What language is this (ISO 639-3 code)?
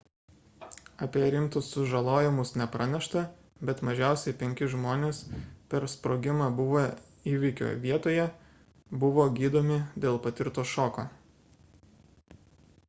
lit